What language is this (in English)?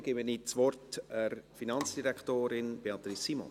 Swiss German